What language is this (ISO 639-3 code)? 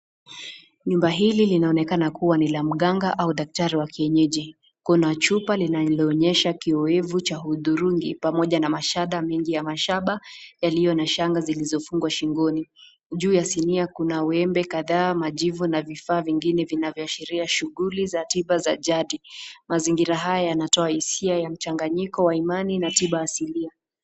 swa